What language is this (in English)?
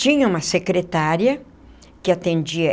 Portuguese